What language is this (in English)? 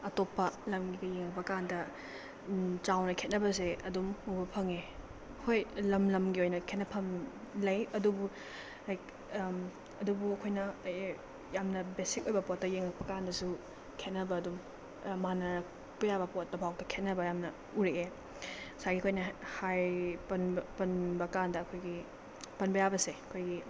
Manipuri